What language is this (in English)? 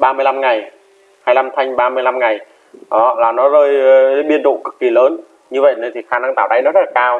Vietnamese